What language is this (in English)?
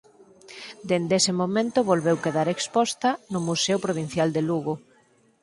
Galician